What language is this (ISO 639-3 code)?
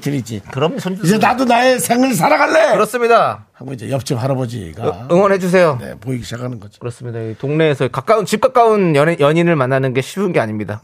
kor